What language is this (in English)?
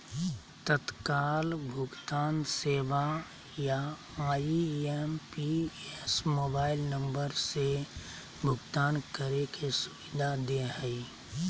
Magahi